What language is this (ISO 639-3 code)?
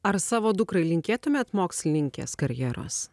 lit